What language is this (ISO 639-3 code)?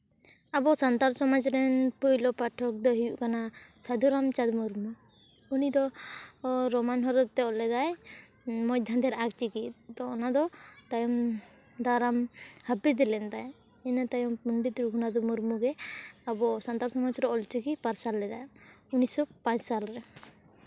sat